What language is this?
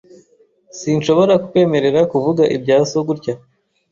Kinyarwanda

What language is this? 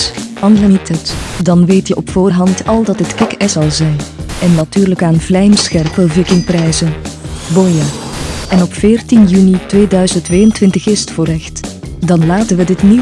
Dutch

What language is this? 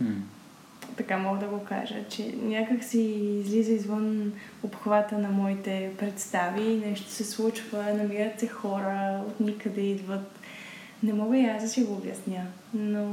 Bulgarian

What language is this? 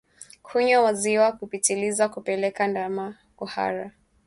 Swahili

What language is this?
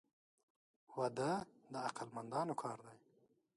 Pashto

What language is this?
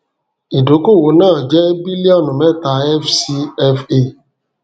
Yoruba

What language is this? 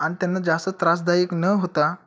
Marathi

